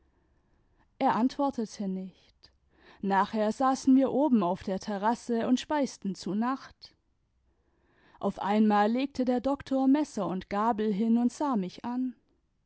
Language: German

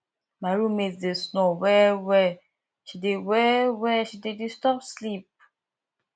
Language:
Nigerian Pidgin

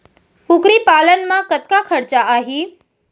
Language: Chhattisgarhi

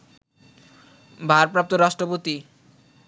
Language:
Bangla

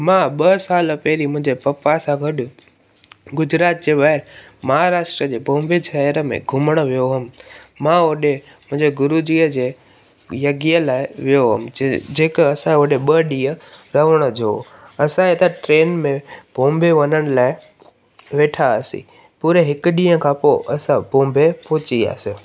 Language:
Sindhi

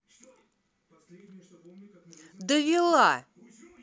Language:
Russian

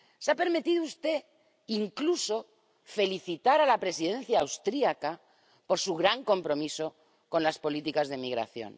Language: Spanish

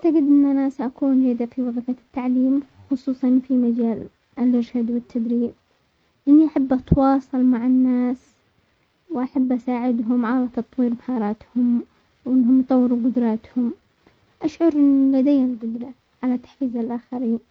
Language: Omani Arabic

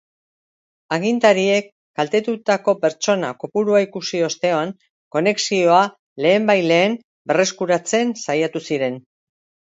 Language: Basque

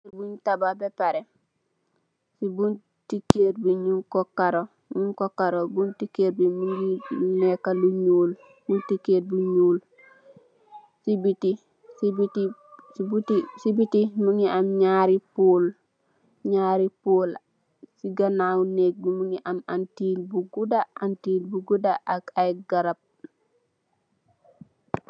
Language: Wolof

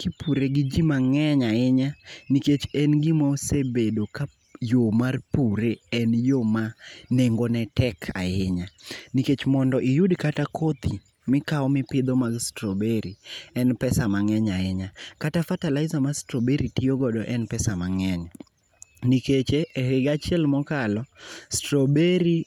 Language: Luo (Kenya and Tanzania)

